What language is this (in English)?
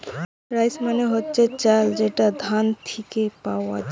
Bangla